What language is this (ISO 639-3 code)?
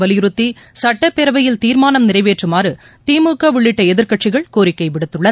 tam